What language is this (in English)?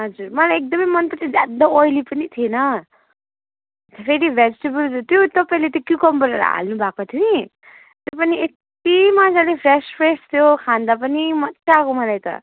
Nepali